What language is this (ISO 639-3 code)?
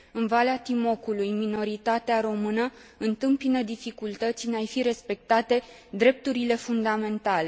ron